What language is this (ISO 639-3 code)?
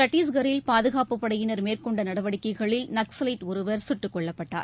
tam